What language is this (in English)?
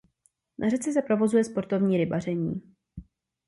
Czech